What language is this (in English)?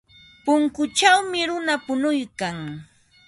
Ambo-Pasco Quechua